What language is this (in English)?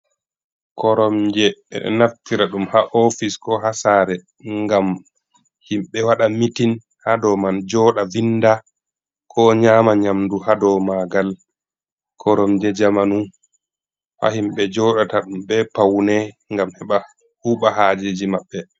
Fula